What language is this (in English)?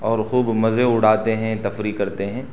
Urdu